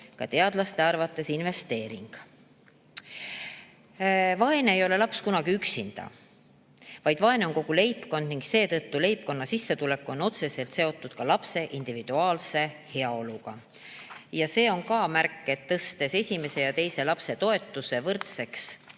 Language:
Estonian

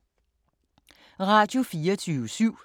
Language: Danish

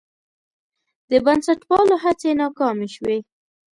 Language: Pashto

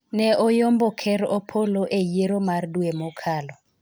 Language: Luo (Kenya and Tanzania)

